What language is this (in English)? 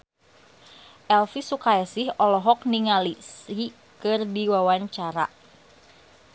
Sundanese